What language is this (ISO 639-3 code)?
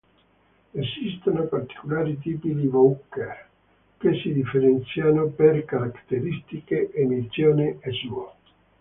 ita